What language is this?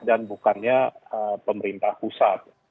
Indonesian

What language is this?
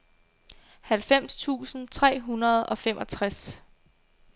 Danish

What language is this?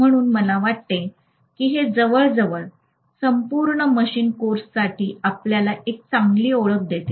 Marathi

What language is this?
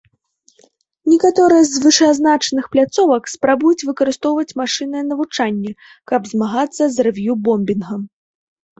Belarusian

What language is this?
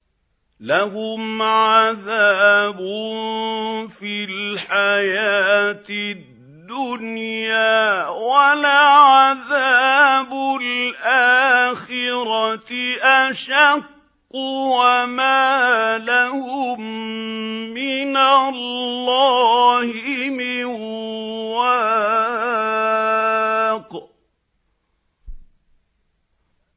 Arabic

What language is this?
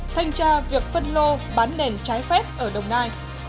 Vietnamese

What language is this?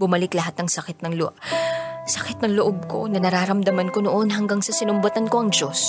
Filipino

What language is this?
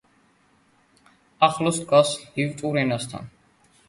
Georgian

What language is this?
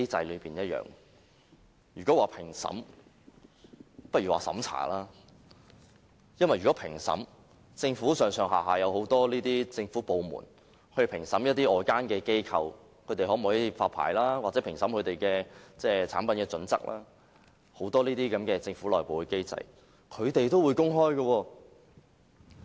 Cantonese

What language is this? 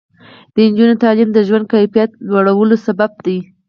Pashto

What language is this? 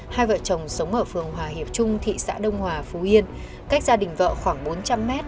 Vietnamese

